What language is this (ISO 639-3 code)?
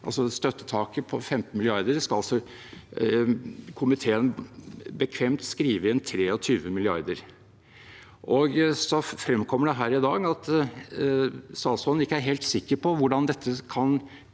nor